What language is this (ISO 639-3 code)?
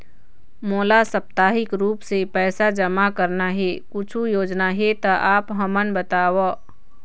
hne